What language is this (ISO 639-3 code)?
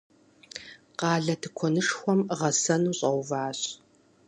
kbd